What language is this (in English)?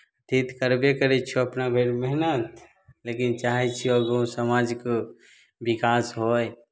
Maithili